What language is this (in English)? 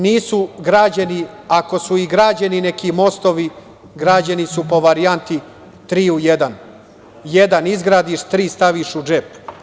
Serbian